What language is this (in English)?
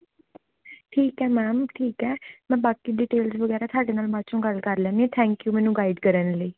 Punjabi